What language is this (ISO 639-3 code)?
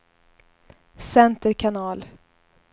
swe